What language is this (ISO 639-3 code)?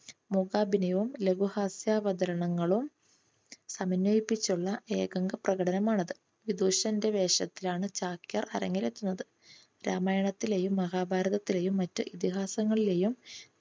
mal